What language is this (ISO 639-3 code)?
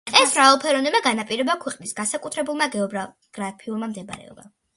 kat